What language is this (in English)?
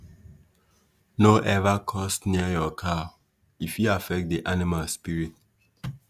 Nigerian Pidgin